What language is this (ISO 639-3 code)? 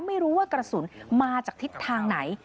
tha